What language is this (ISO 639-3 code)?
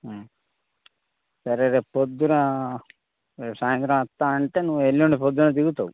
tel